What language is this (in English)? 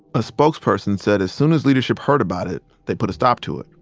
English